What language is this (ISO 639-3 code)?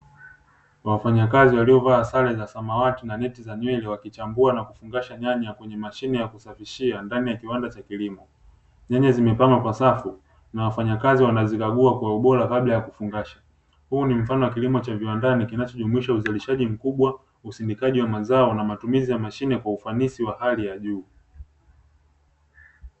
swa